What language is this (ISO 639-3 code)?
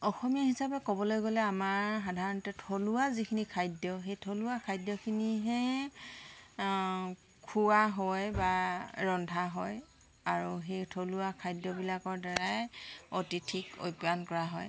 asm